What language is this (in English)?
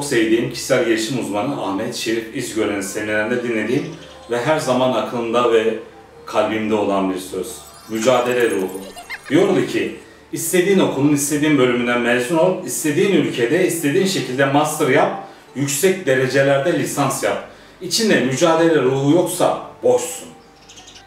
Turkish